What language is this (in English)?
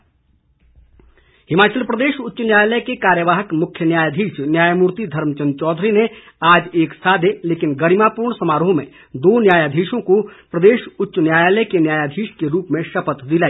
Hindi